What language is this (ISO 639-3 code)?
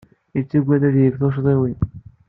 kab